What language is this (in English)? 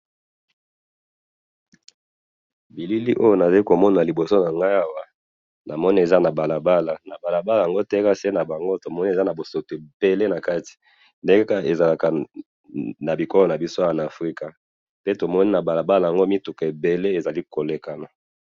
Lingala